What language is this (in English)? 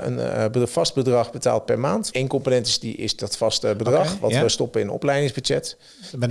Dutch